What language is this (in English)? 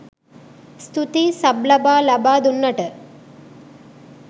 Sinhala